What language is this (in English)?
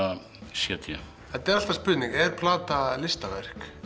Icelandic